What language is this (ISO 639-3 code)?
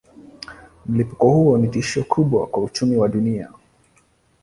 swa